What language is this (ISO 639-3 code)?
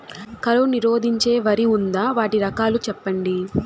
tel